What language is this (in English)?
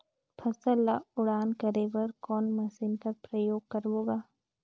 Chhattisgarhi